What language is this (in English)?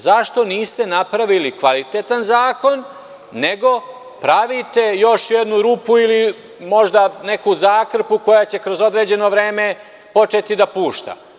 Serbian